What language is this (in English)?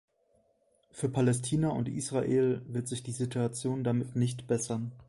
German